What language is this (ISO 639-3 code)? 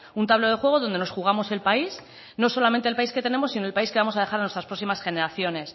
spa